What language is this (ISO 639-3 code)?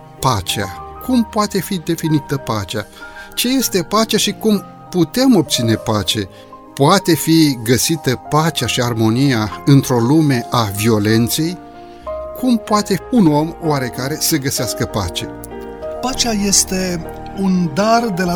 ron